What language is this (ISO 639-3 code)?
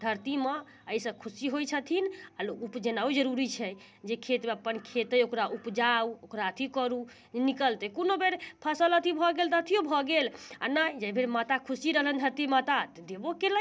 mai